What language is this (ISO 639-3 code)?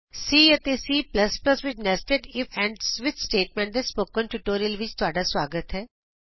pan